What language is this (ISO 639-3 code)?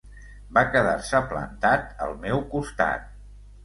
cat